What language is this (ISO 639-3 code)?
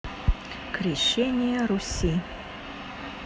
rus